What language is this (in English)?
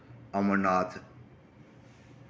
Dogri